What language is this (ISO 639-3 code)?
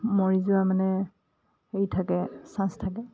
asm